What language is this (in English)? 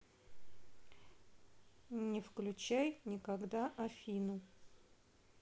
Russian